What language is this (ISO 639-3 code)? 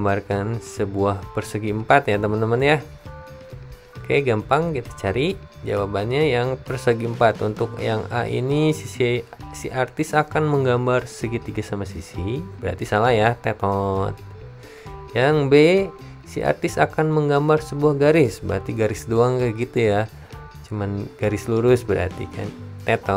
ind